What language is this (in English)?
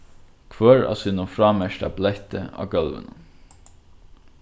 Faroese